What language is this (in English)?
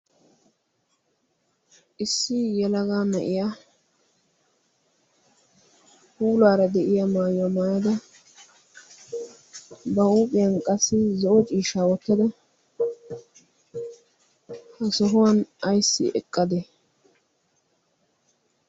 Wolaytta